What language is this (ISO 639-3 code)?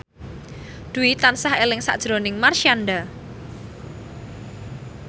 jav